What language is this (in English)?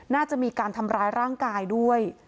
Thai